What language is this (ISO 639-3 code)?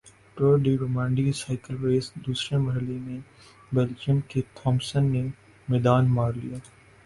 urd